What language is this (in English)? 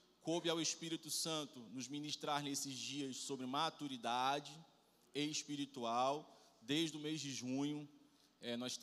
Portuguese